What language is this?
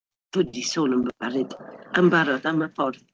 Welsh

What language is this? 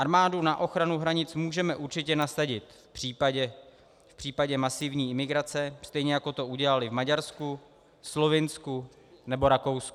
Czech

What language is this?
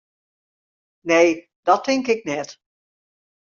Western Frisian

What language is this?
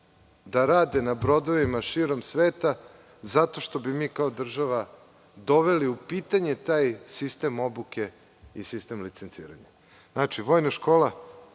Serbian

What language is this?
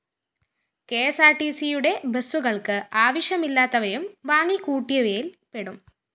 Malayalam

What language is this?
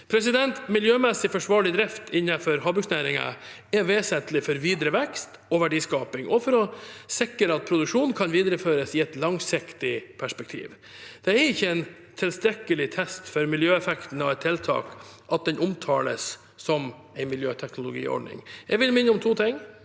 Norwegian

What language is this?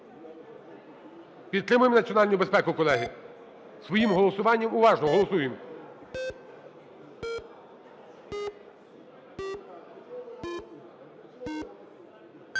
Ukrainian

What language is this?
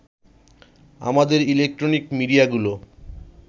Bangla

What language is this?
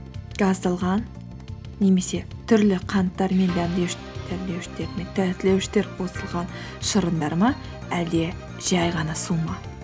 Kazakh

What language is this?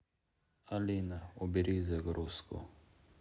Russian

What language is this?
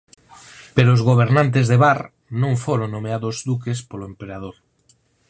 Galician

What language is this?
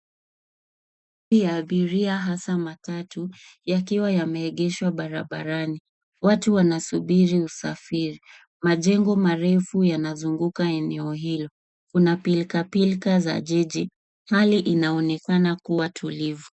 Swahili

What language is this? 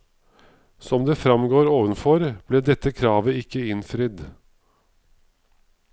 Norwegian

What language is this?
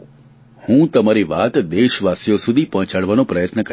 Gujarati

